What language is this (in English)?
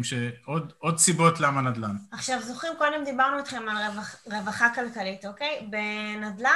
Hebrew